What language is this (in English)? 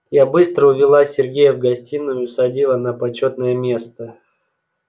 Russian